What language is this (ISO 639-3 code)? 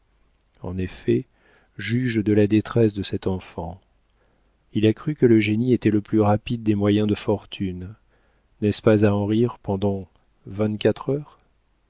fra